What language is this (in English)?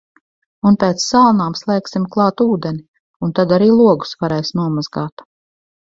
Latvian